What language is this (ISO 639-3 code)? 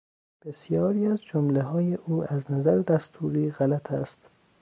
fas